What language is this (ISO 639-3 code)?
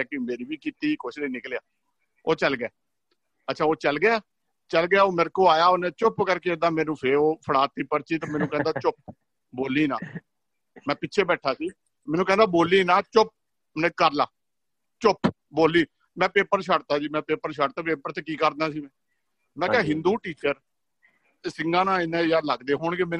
pan